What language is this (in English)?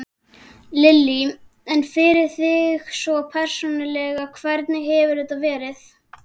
Icelandic